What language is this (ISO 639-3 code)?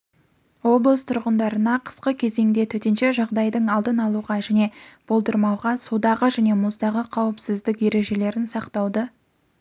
kaz